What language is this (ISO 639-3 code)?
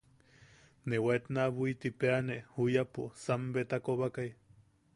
yaq